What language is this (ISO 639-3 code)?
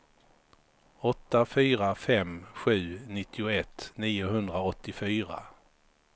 swe